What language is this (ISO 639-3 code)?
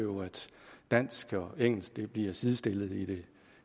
dan